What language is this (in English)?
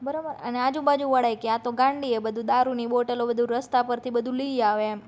Gujarati